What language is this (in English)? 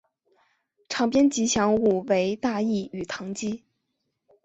Chinese